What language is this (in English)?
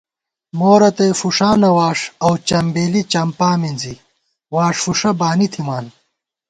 Gawar-Bati